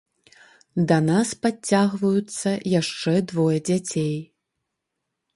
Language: Belarusian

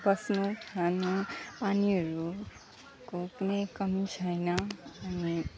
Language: Nepali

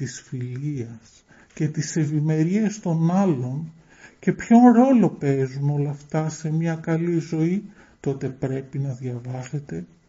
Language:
Greek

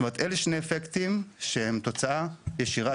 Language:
Hebrew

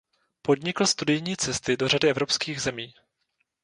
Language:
Czech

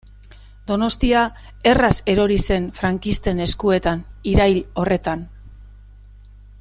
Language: Basque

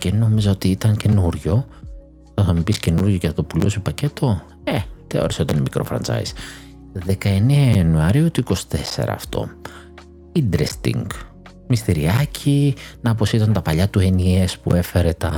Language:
Greek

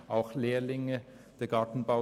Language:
Swiss German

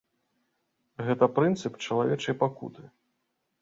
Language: Belarusian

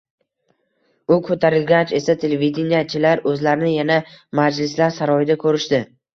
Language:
Uzbek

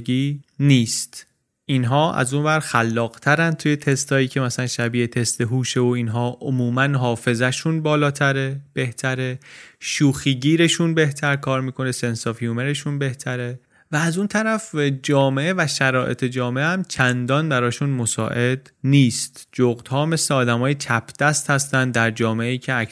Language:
Persian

